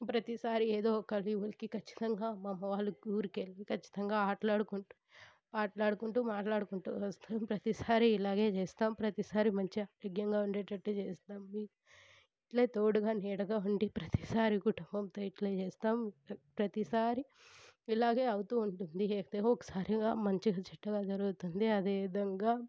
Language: Telugu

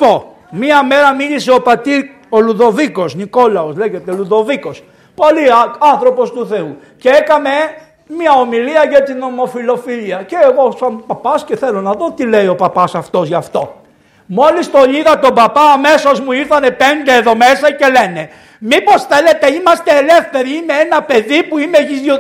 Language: Greek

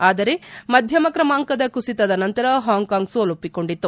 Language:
Kannada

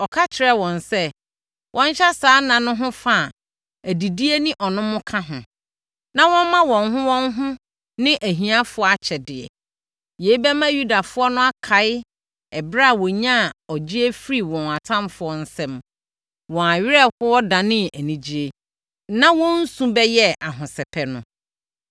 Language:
Akan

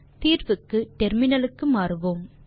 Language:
Tamil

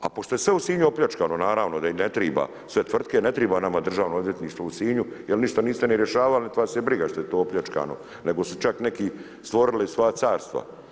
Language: Croatian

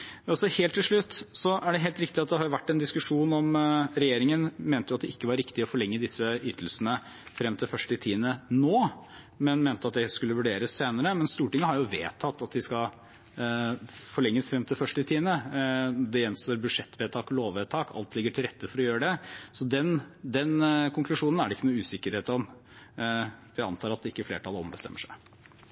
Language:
Norwegian Bokmål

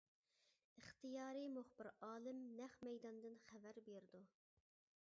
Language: Uyghur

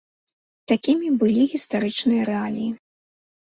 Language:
Belarusian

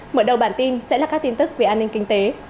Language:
Vietnamese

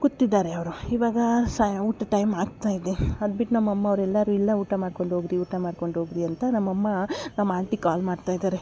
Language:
Kannada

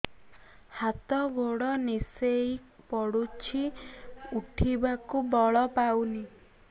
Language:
Odia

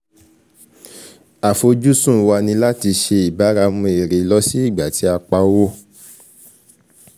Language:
Yoruba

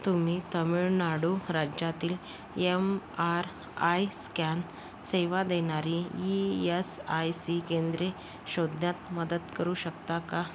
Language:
Marathi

